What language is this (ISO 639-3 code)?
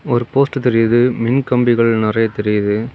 tam